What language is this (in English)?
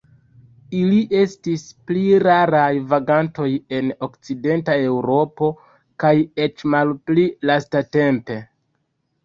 Esperanto